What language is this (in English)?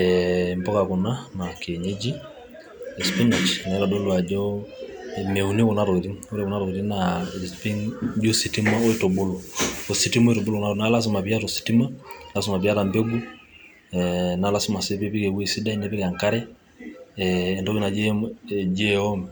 Masai